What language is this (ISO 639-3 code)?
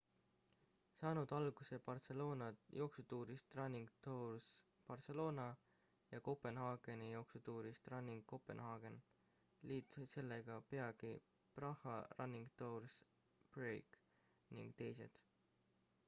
est